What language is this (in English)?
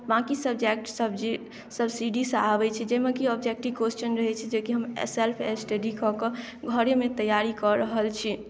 Maithili